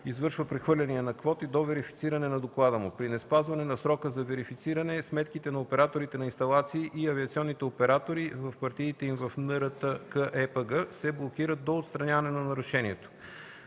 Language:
Bulgarian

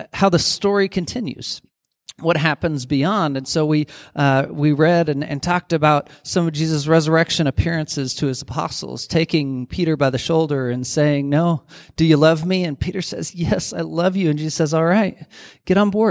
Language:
English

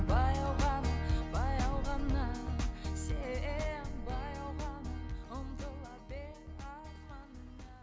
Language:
Kazakh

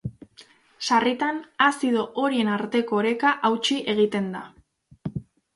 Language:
Basque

